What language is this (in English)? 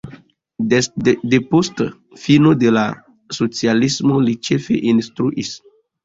Esperanto